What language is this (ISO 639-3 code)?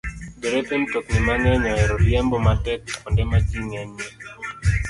luo